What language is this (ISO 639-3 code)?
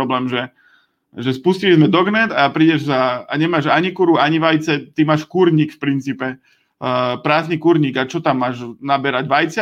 slk